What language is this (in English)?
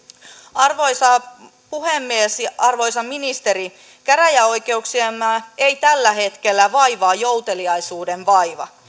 Finnish